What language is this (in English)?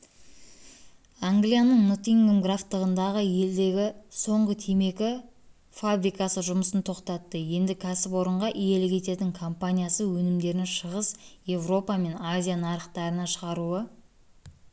Kazakh